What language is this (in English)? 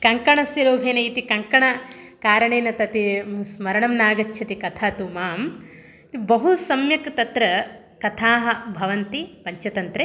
Sanskrit